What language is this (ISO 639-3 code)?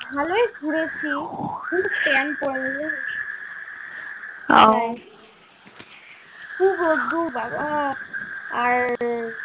ben